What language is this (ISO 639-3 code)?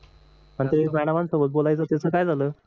mar